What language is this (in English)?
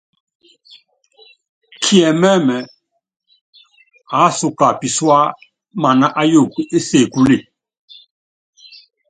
Yangben